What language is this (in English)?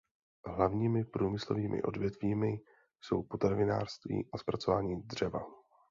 Czech